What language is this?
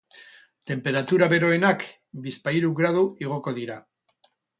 Basque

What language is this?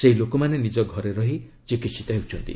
Odia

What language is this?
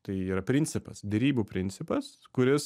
Lithuanian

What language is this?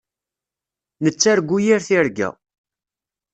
Kabyle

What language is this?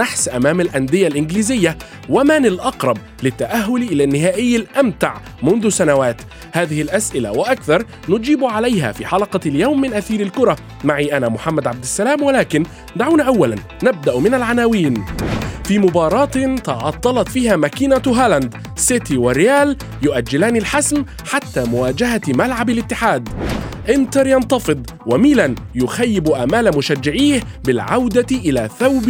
Arabic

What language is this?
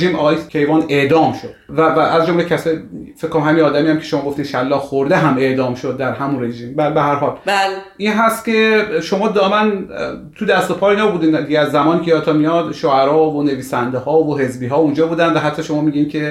Persian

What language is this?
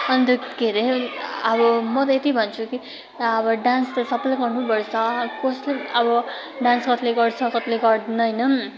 Nepali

